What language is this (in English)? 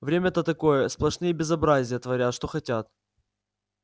Russian